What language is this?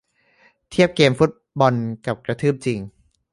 Thai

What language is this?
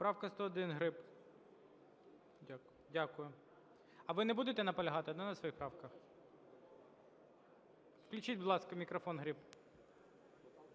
Ukrainian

